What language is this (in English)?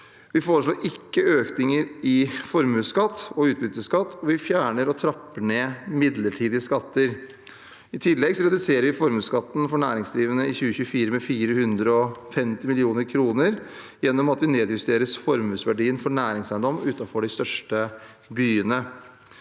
Norwegian